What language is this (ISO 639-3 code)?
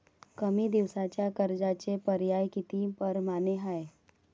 mar